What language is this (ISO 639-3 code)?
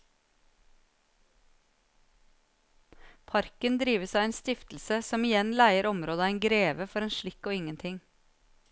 nor